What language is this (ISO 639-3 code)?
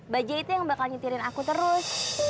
ind